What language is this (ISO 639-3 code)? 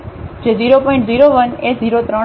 guj